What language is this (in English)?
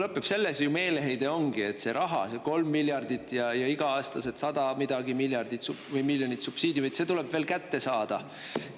Estonian